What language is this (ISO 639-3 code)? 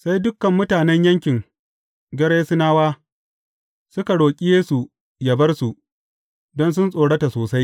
hau